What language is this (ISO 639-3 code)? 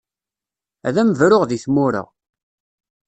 kab